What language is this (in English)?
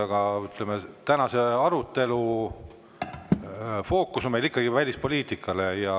Estonian